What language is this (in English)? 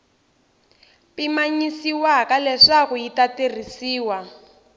Tsonga